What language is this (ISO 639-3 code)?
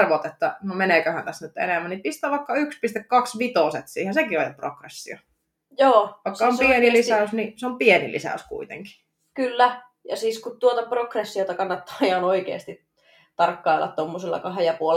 fin